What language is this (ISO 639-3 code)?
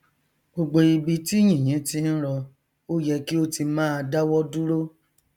yor